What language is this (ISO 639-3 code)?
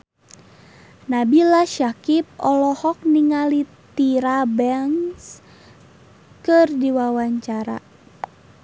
sun